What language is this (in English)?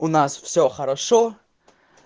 Russian